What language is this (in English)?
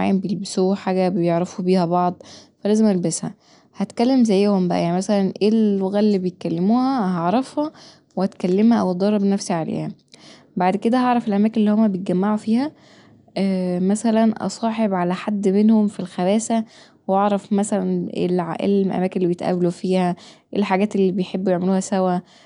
Egyptian Arabic